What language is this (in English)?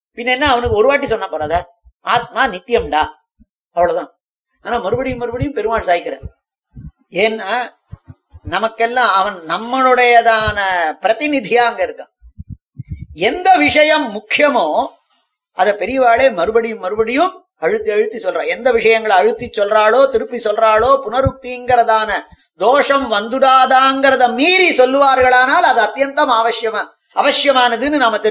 Tamil